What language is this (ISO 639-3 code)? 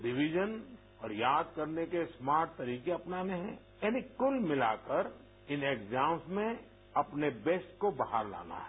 hin